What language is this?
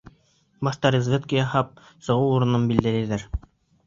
Bashkir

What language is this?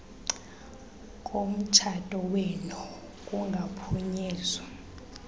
Xhosa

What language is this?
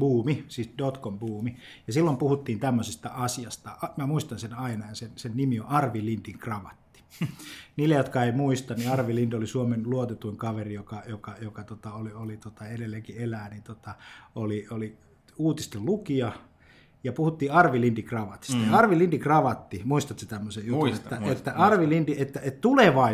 Finnish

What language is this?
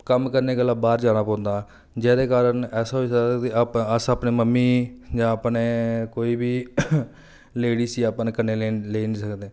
Dogri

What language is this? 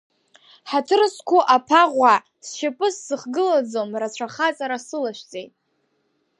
Abkhazian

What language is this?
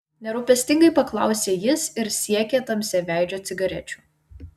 Lithuanian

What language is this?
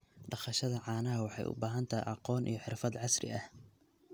Somali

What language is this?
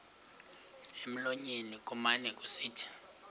Xhosa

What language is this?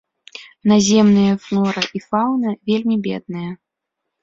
Belarusian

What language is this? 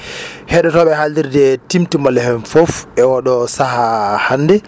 Fula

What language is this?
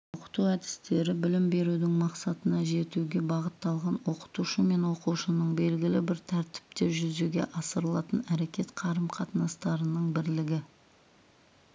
Kazakh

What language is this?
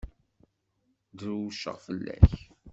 Kabyle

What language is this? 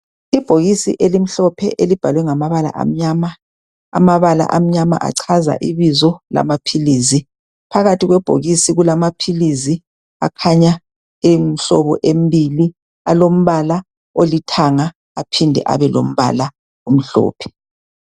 North Ndebele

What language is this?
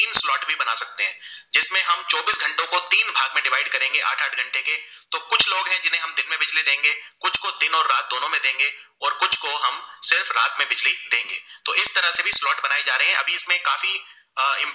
Gujarati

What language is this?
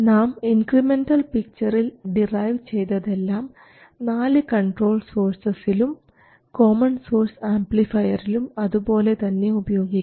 Malayalam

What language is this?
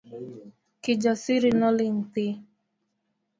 Luo (Kenya and Tanzania)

